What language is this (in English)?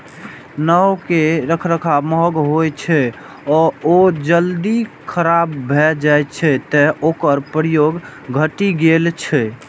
Maithili